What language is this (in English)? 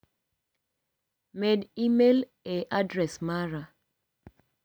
Luo (Kenya and Tanzania)